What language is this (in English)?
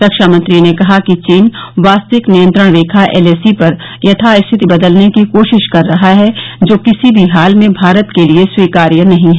Hindi